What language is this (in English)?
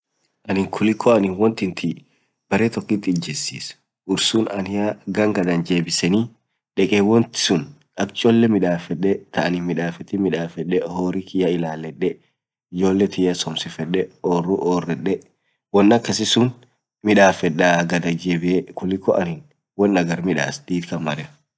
Orma